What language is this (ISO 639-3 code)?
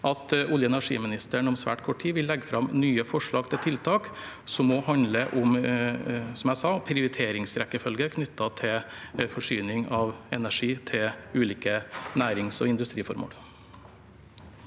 nor